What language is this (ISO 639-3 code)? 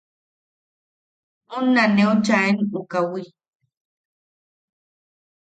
yaq